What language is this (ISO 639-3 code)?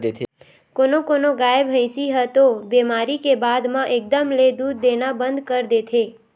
hne